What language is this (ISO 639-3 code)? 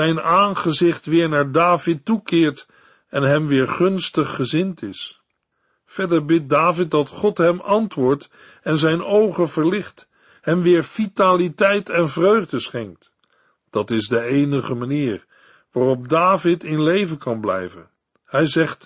nld